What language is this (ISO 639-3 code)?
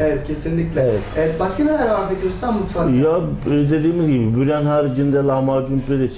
tur